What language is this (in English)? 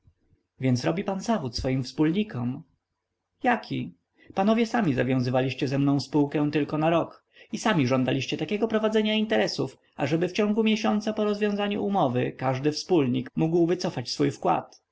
Polish